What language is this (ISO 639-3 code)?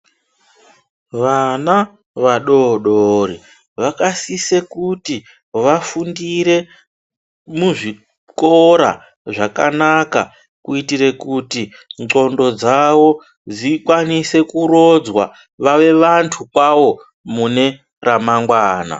ndc